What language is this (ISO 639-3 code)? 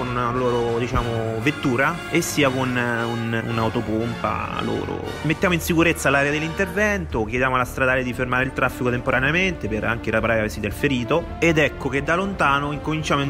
ita